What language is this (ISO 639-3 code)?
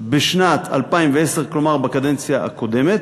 heb